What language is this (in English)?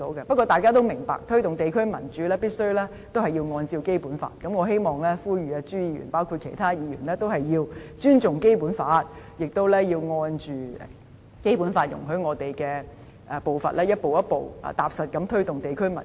Cantonese